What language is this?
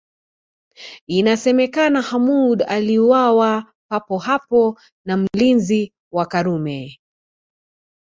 Swahili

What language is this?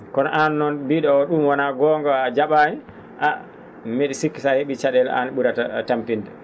Fula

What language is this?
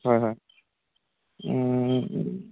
Assamese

